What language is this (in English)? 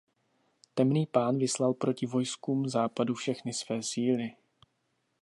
Czech